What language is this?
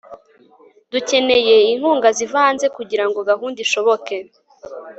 Kinyarwanda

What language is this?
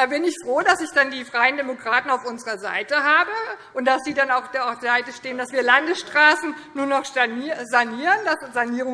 German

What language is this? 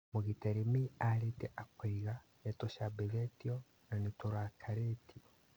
Kikuyu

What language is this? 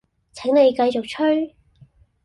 Cantonese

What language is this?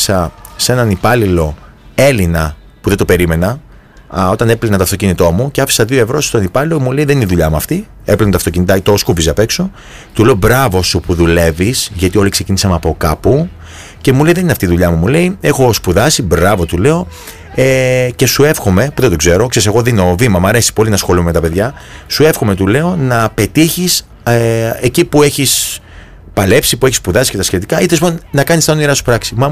Greek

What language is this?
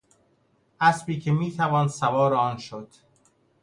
Persian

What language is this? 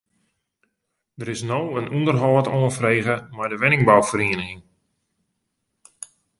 Western Frisian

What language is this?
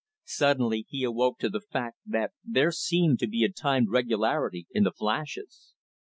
English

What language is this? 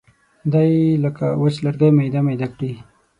Pashto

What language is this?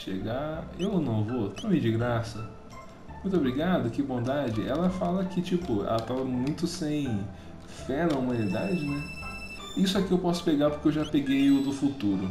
Portuguese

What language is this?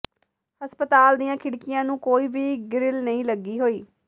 Punjabi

